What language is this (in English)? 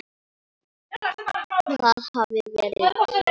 Icelandic